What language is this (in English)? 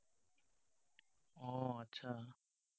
Assamese